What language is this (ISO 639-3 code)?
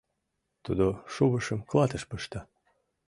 chm